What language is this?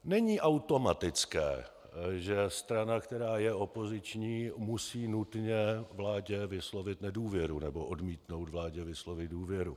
Czech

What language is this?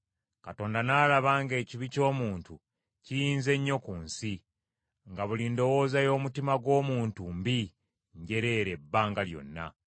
Ganda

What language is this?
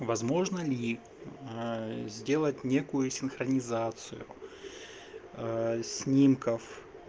Russian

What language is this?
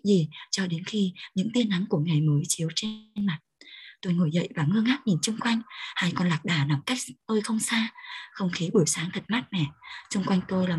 Vietnamese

